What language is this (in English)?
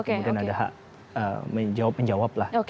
Indonesian